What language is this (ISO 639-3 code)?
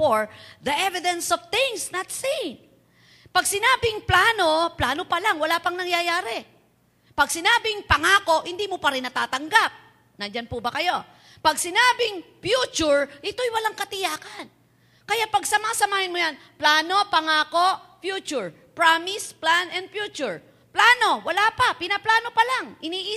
fil